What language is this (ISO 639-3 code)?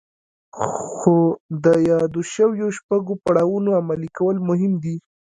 pus